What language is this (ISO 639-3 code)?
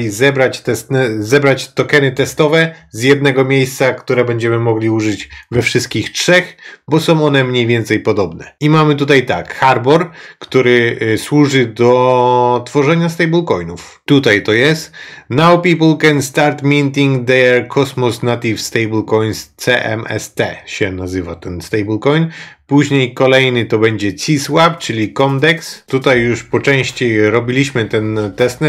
pol